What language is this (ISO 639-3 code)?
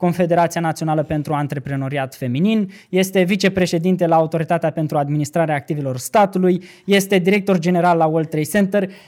ron